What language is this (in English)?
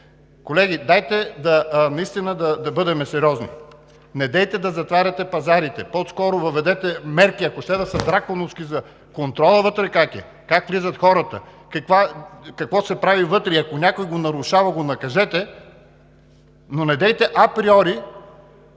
Bulgarian